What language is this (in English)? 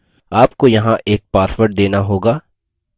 Hindi